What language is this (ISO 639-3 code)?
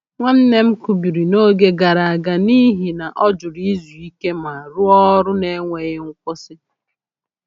ibo